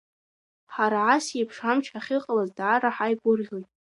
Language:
Abkhazian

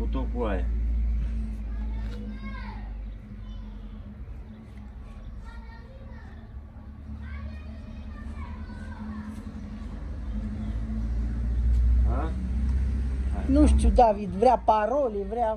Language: Romanian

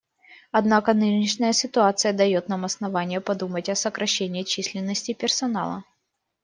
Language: Russian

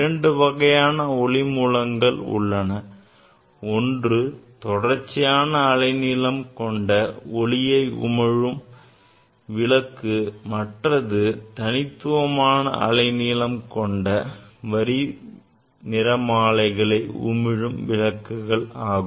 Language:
Tamil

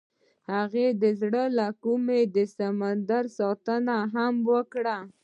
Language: Pashto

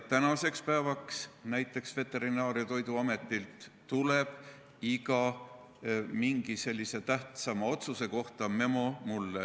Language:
Estonian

